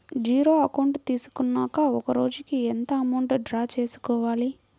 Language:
Telugu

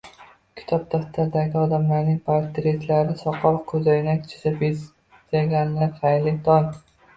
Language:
Uzbek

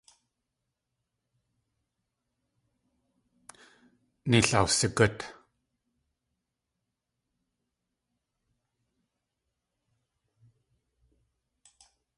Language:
Tlingit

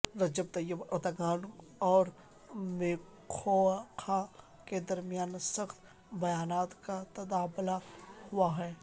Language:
Urdu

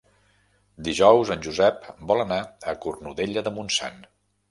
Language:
Catalan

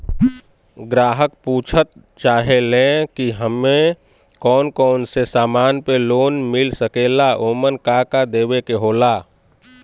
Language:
Bhojpuri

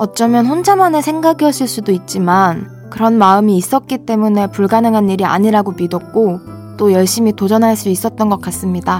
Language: Korean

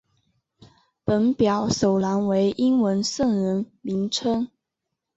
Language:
Chinese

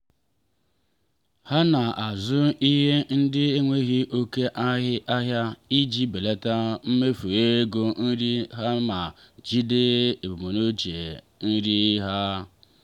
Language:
Igbo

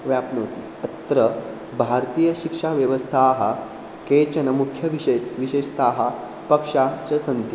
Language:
Sanskrit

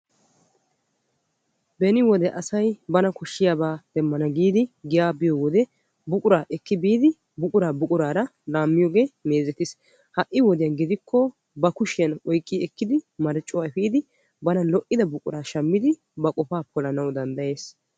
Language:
Wolaytta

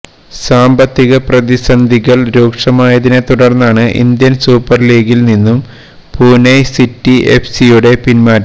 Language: Malayalam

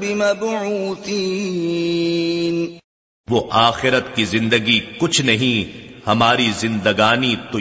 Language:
Urdu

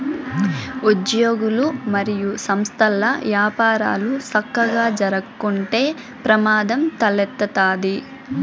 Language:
Telugu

